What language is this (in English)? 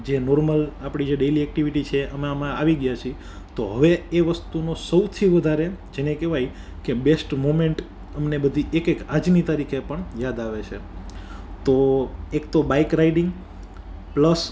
Gujarati